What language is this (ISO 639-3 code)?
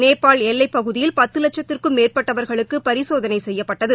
tam